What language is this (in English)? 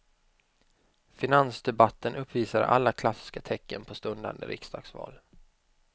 Swedish